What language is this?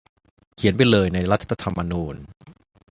Thai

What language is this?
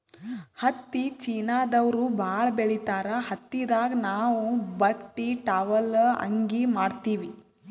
Kannada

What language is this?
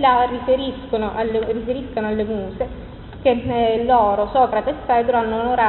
Italian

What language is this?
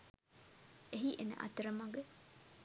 Sinhala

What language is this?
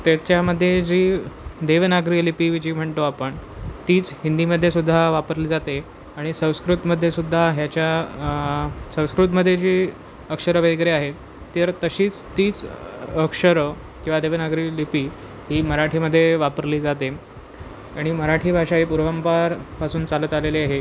Marathi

